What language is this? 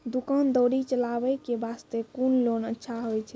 Maithili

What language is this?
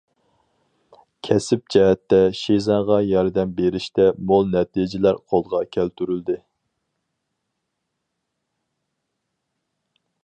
Uyghur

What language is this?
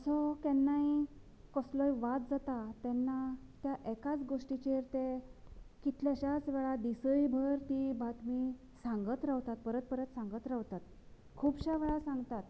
Konkani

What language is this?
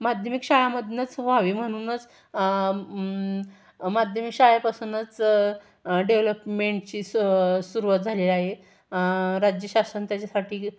Marathi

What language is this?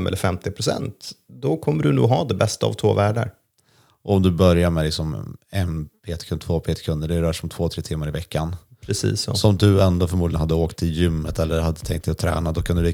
Swedish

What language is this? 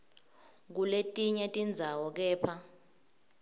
Swati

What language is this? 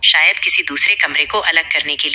Hindi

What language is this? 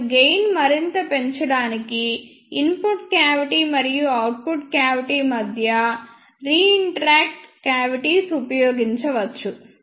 Telugu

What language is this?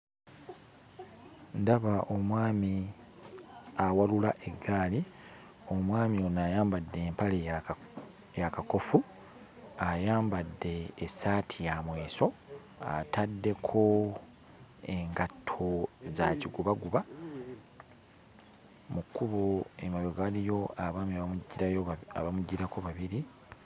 Ganda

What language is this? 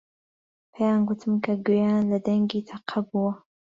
Central Kurdish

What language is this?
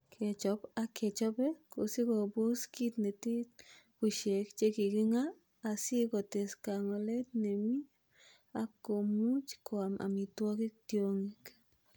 Kalenjin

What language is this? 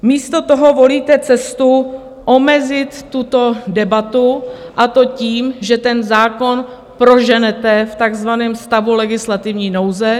Czech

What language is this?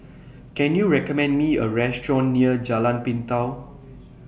English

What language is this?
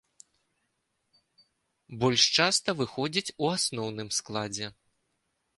Belarusian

